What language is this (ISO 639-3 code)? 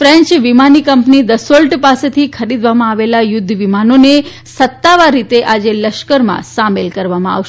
guj